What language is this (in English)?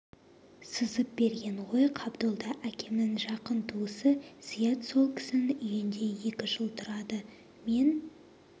Kazakh